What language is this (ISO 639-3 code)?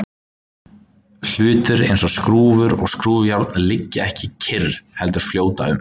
isl